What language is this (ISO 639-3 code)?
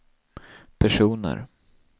swe